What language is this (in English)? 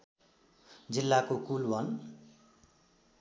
Nepali